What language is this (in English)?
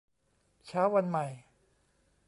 Thai